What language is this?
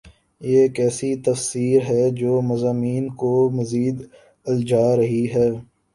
Urdu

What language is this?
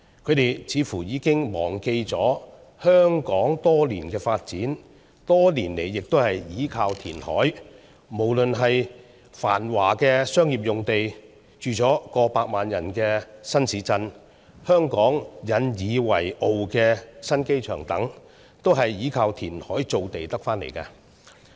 Cantonese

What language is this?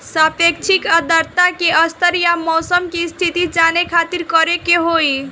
Bhojpuri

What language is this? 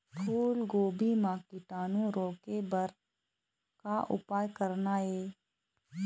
Chhattisgarhi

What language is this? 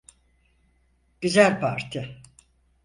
Turkish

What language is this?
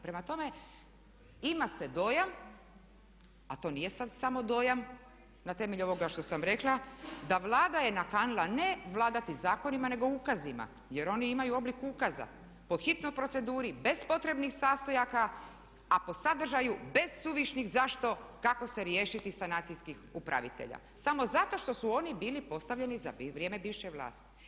Croatian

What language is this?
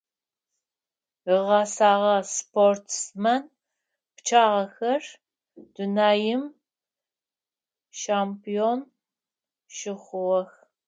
Adyghe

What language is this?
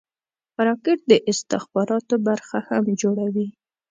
Pashto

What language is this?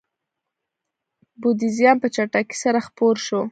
Pashto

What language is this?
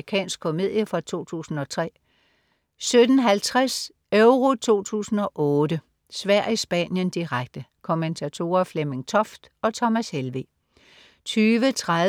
Danish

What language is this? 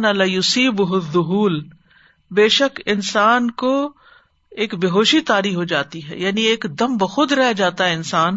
Urdu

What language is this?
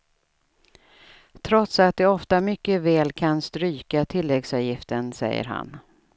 Swedish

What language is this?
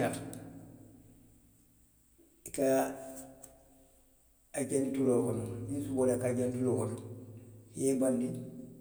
Western Maninkakan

